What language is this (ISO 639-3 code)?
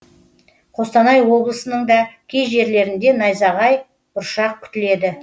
kaz